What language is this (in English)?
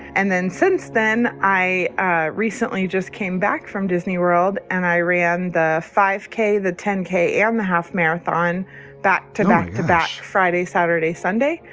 English